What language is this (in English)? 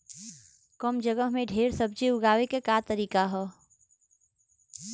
Bhojpuri